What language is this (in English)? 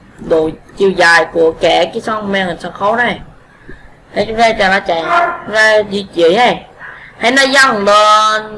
Vietnamese